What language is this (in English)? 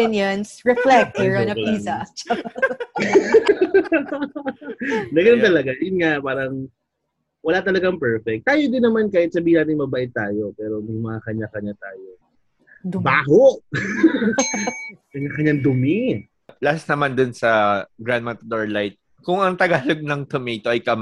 Filipino